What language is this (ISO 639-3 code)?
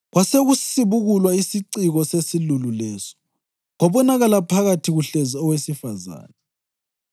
nde